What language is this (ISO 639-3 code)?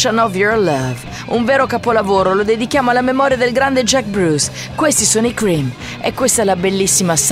ita